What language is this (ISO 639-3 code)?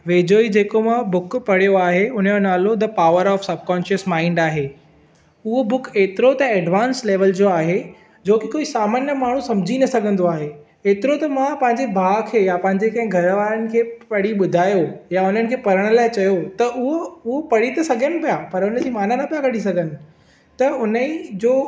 snd